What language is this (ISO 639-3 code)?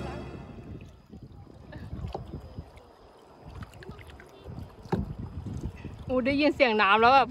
tha